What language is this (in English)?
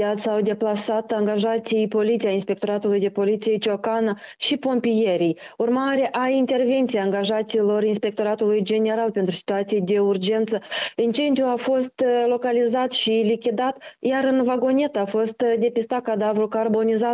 Romanian